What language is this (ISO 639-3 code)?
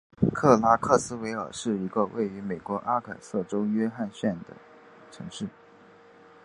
zho